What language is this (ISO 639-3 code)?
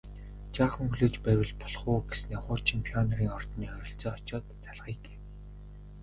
mon